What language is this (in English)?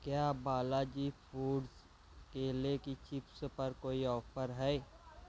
Urdu